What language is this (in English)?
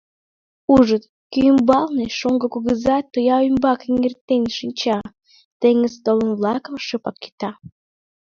Mari